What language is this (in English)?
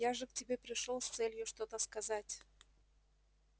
Russian